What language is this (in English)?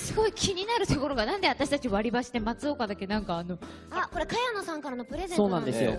Japanese